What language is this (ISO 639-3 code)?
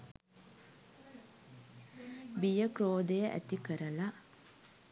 sin